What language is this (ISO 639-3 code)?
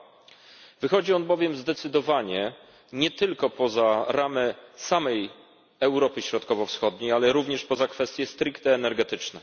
pol